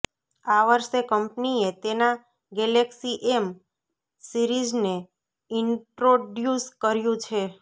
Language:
Gujarati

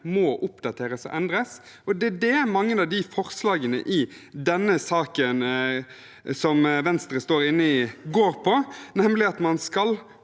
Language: Norwegian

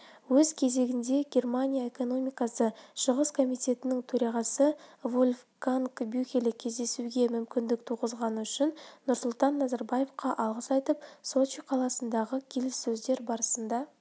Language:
Kazakh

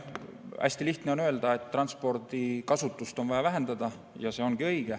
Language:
Estonian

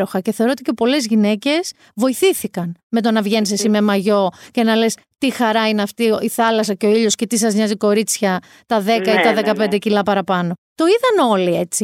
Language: Greek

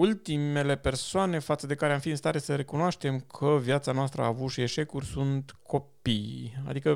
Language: Romanian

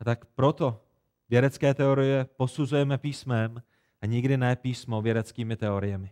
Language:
Czech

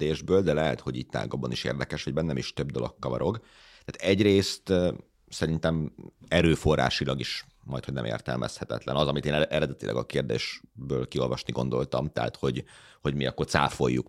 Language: Hungarian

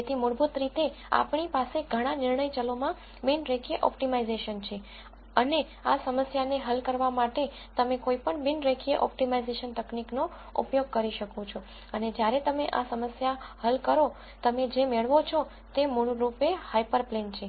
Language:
Gujarati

